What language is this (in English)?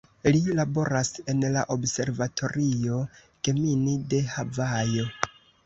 Esperanto